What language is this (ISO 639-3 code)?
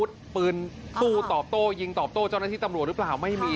tha